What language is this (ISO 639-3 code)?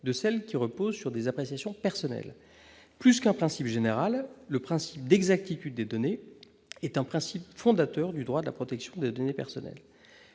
fra